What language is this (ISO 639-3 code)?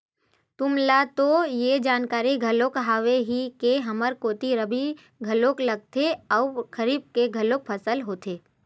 hne